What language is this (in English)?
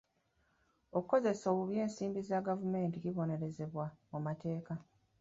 Ganda